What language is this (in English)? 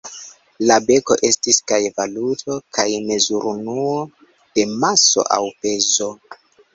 Esperanto